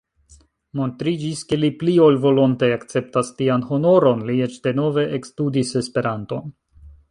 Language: Esperanto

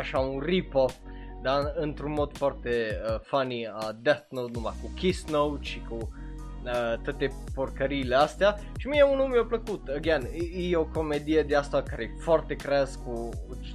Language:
Romanian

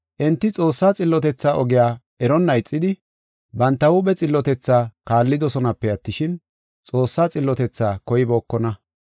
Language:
Gofa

